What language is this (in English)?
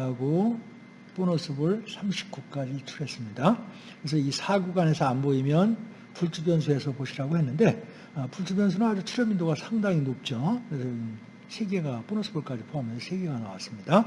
Korean